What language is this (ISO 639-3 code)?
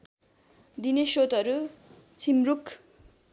nep